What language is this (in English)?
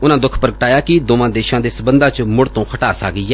Punjabi